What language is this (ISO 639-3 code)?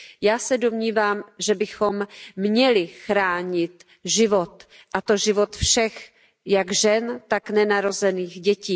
ces